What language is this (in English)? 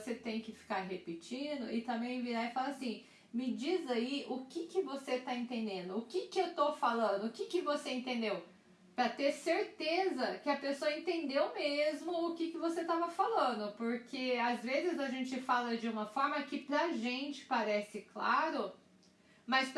Portuguese